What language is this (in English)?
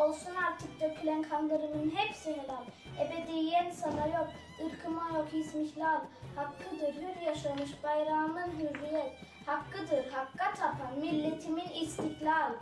Turkish